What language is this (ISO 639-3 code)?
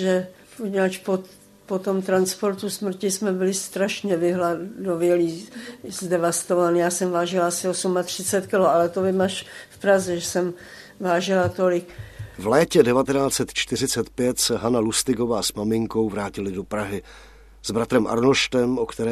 ces